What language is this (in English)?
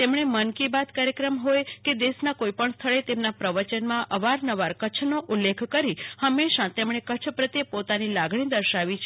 Gujarati